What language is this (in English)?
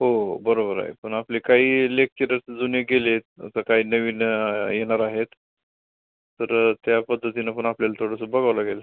Marathi